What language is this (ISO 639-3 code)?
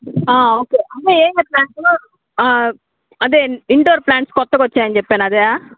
tel